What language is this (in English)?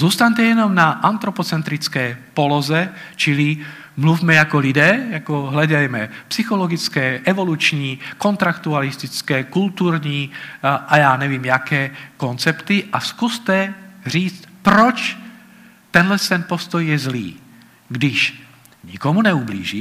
Czech